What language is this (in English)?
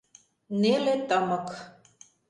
Mari